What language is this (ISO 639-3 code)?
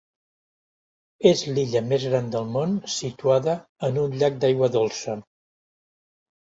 cat